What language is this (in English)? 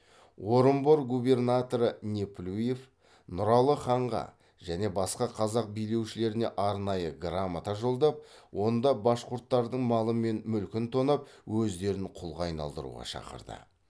Kazakh